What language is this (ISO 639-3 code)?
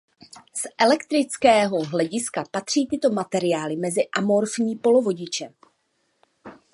ces